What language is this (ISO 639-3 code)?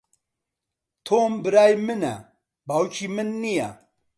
ckb